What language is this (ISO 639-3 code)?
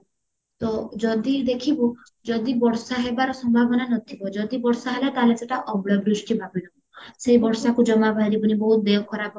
ori